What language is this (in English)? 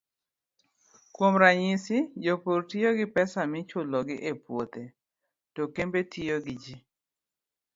Luo (Kenya and Tanzania)